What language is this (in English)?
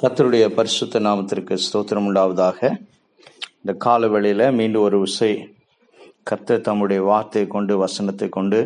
Tamil